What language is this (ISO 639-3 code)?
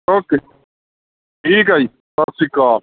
pan